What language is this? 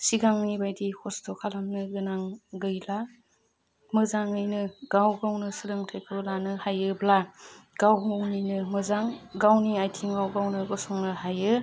Bodo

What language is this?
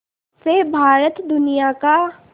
Hindi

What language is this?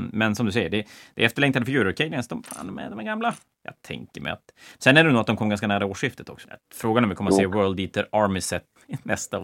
Swedish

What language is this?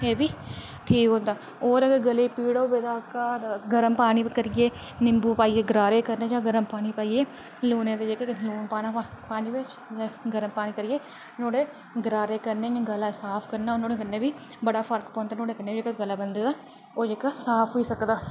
Dogri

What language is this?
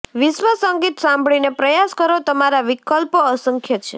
Gujarati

